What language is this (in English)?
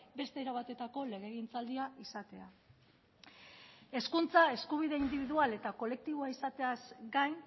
Basque